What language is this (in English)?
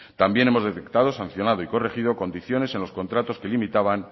Spanish